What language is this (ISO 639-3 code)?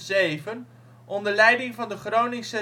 nld